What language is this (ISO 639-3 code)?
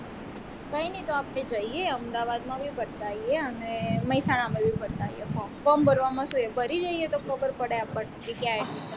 guj